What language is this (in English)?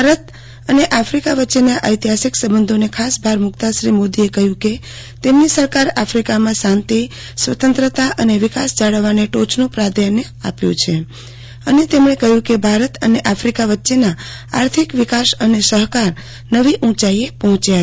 Gujarati